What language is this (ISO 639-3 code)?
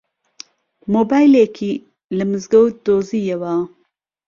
ckb